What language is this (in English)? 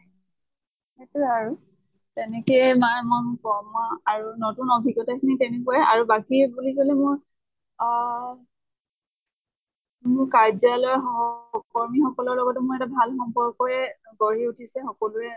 Assamese